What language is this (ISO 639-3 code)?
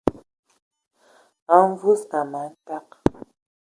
ewo